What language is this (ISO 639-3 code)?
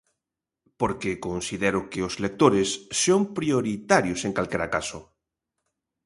glg